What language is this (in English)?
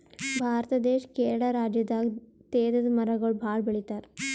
Kannada